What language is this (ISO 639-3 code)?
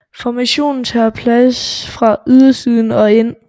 dan